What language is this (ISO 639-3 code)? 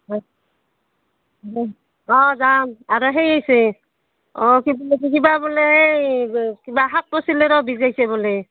asm